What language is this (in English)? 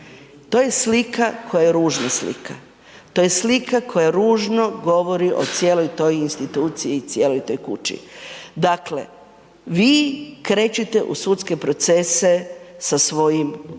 Croatian